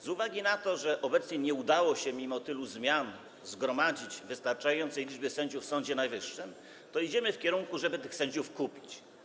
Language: Polish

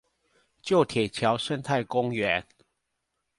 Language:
Chinese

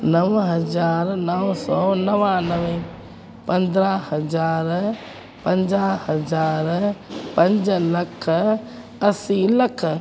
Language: Sindhi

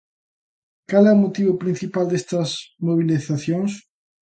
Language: Galician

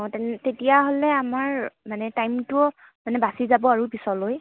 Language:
Assamese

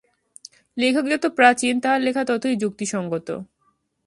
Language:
Bangla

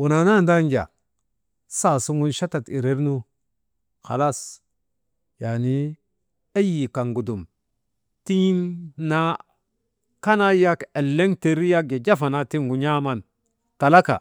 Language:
Maba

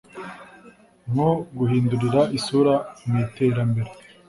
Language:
Kinyarwanda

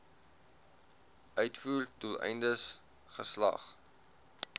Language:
Afrikaans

